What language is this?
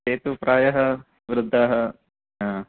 Sanskrit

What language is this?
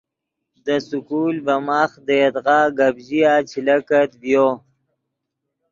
Yidgha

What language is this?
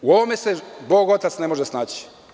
Serbian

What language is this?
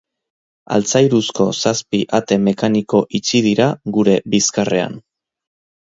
Basque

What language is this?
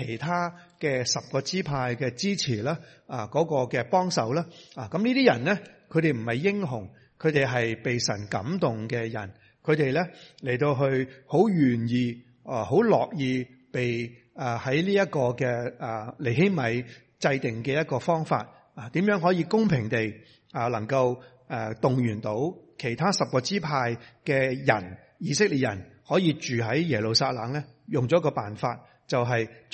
Chinese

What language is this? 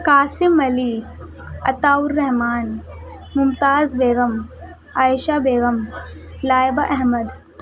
Urdu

